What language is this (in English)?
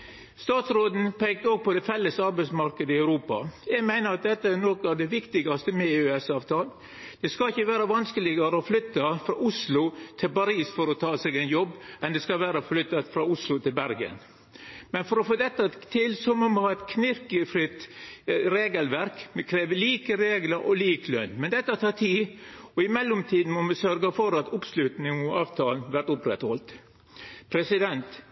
Norwegian Nynorsk